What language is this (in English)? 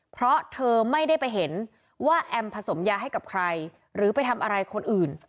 Thai